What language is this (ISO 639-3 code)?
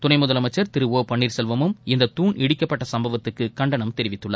tam